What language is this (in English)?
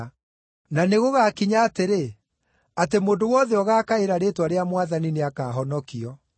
Kikuyu